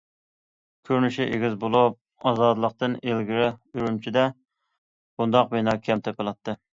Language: Uyghur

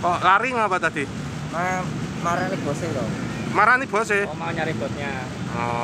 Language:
Indonesian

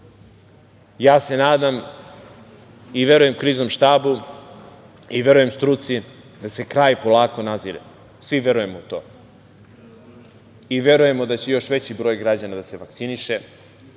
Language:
Serbian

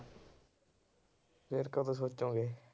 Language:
Punjabi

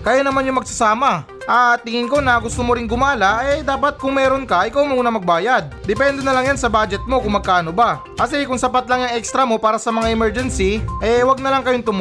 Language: Filipino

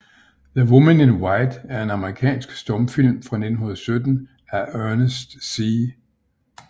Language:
Danish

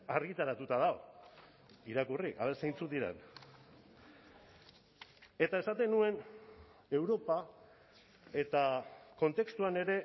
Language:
Basque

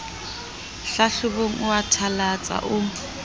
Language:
Southern Sotho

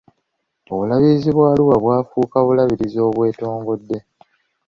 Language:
Ganda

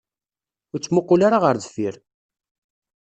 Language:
Kabyle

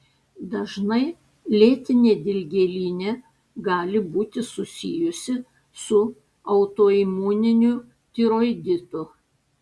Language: Lithuanian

